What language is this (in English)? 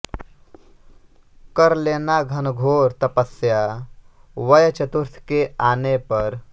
Hindi